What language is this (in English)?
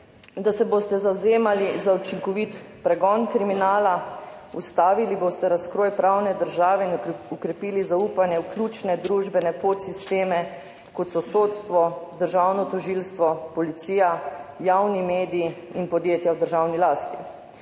Slovenian